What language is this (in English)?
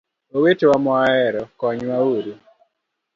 Luo (Kenya and Tanzania)